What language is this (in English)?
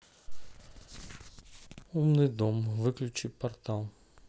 Russian